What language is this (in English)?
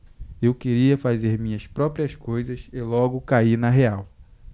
Portuguese